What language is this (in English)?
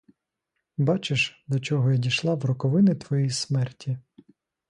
Ukrainian